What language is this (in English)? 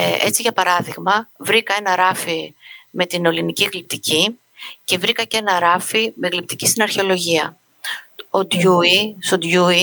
Greek